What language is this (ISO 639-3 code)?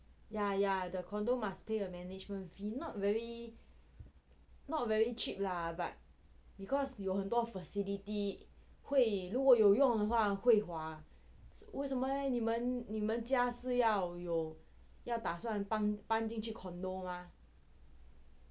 eng